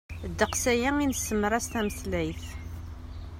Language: Kabyle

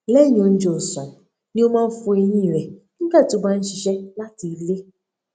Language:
Yoruba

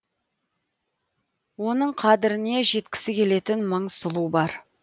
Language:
Kazakh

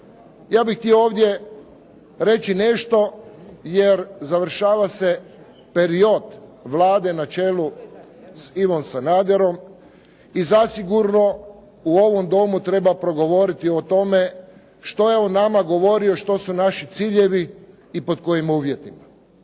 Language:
Croatian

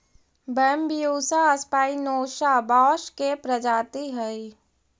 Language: Magahi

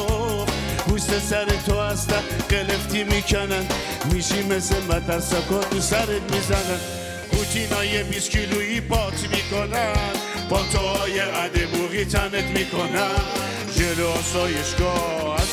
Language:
Persian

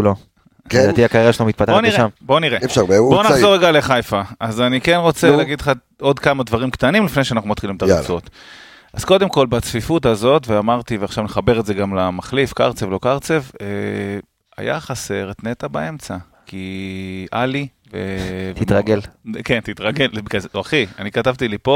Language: Hebrew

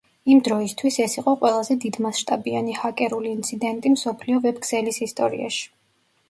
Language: Georgian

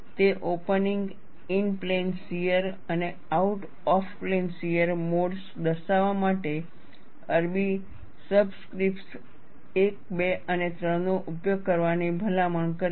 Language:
Gujarati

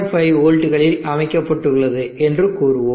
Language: Tamil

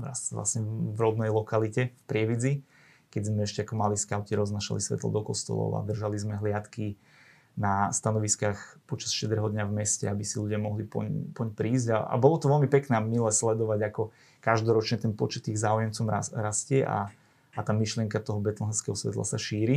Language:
Slovak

